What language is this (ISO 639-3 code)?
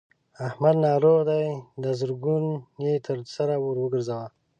pus